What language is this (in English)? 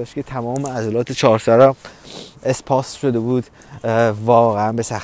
Persian